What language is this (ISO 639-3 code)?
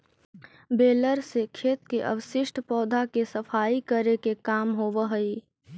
mag